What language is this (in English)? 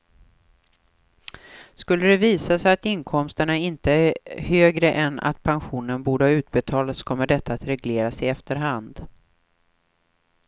Swedish